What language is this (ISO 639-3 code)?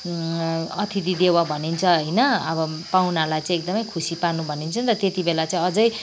nep